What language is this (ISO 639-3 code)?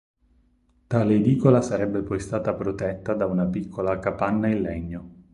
ita